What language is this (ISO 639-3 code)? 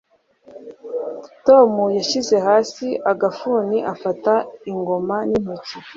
kin